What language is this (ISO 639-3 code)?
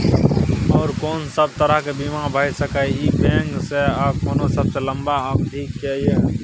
mai